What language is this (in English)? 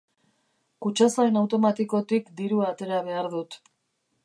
Basque